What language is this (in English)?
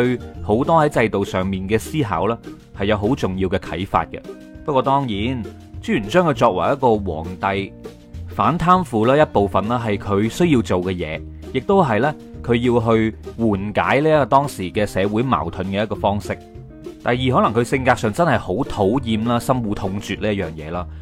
Chinese